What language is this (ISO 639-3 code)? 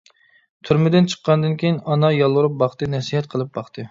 uig